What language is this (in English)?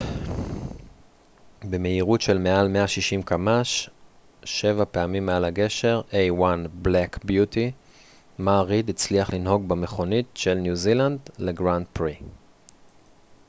Hebrew